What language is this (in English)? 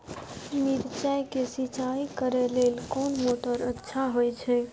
Maithili